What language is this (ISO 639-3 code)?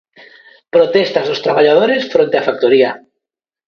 glg